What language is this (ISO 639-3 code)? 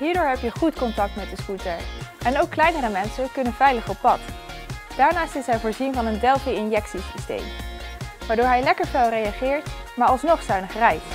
nld